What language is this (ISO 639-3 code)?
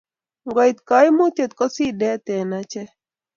kln